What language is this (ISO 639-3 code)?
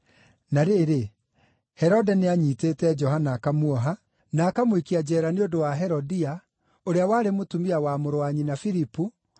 kik